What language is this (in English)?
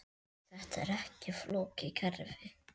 Icelandic